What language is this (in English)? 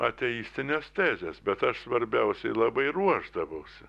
Lithuanian